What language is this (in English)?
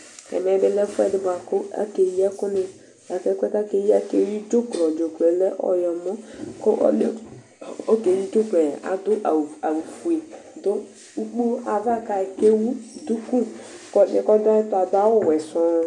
Ikposo